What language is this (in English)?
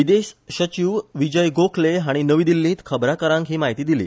Konkani